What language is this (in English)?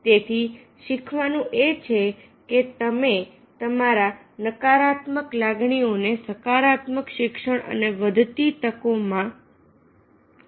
Gujarati